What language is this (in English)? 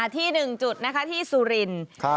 Thai